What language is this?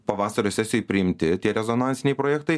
Lithuanian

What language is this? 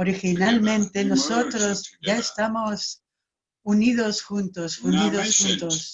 Spanish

